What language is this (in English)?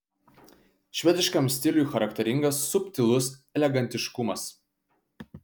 Lithuanian